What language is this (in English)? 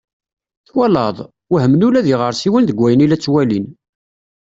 Kabyle